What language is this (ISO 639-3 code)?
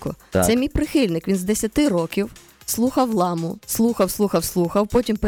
ukr